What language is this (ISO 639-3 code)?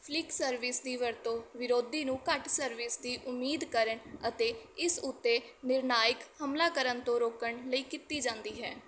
pan